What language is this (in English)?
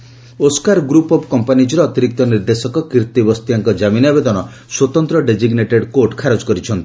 Odia